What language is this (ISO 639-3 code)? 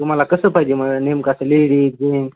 mar